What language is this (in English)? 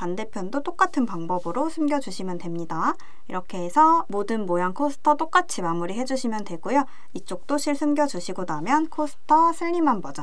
Korean